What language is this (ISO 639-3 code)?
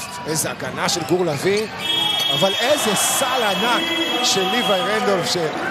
heb